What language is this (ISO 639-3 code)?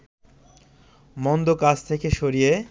ben